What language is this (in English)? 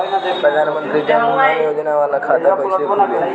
Bhojpuri